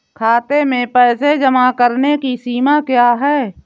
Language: Hindi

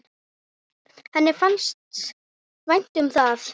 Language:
Icelandic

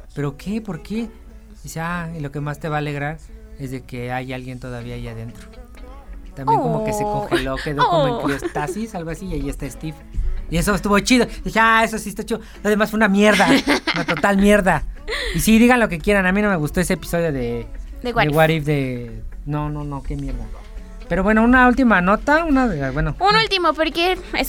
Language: Spanish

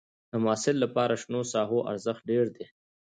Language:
Pashto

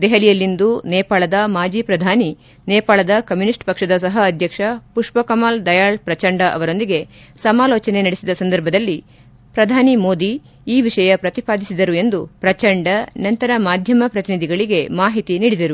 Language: Kannada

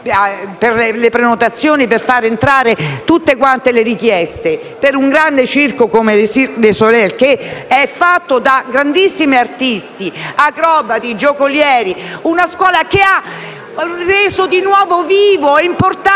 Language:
Italian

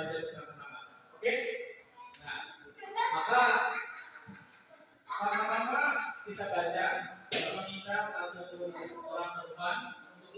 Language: Indonesian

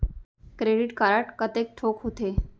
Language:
Chhattisgarhi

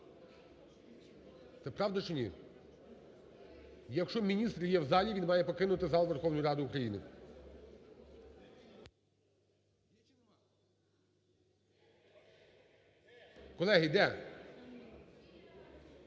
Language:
Ukrainian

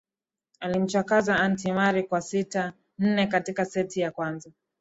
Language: Swahili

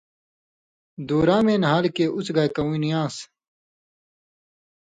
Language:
Indus Kohistani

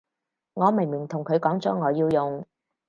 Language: Cantonese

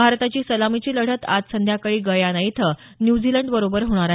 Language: Marathi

